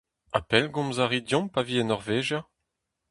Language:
Breton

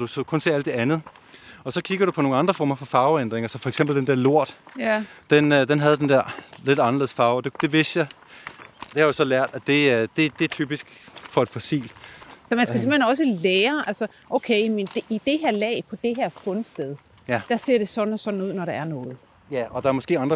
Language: Danish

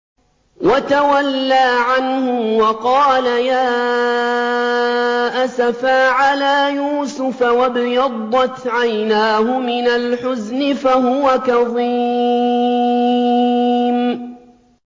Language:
Arabic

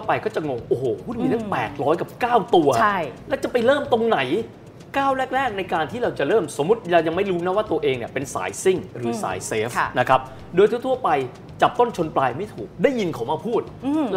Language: Thai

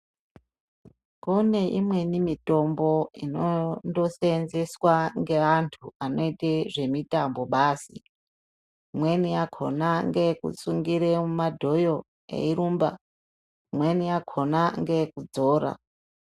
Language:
Ndau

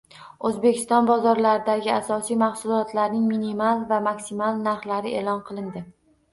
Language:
Uzbek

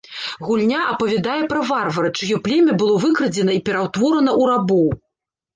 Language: Belarusian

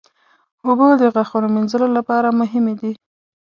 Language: Pashto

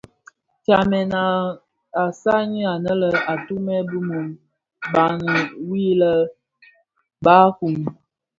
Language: Bafia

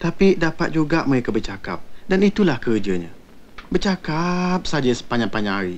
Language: Malay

